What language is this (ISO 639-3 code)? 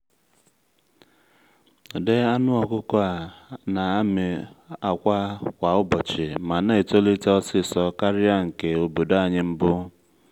ibo